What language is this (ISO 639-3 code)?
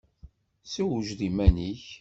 kab